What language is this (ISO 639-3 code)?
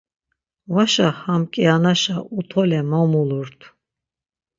lzz